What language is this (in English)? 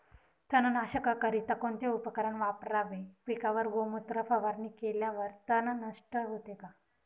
Marathi